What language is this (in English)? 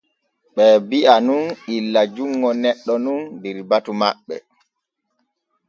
Borgu Fulfulde